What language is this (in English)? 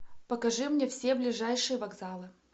Russian